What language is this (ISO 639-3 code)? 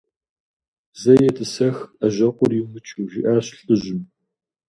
kbd